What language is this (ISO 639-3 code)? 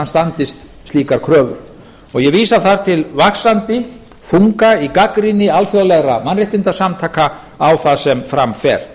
isl